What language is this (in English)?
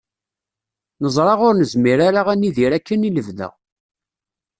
Kabyle